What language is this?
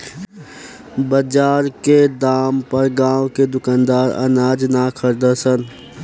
Bhojpuri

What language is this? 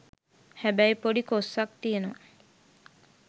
Sinhala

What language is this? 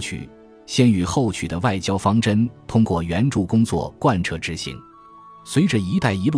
Chinese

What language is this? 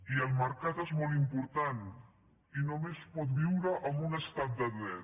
Catalan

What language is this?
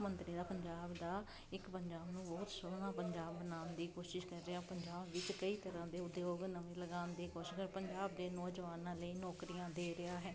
Punjabi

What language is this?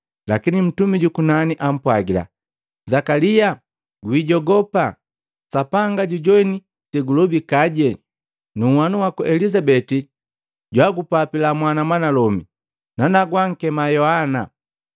Matengo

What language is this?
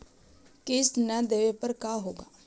Magahi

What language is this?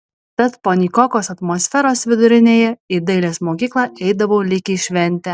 Lithuanian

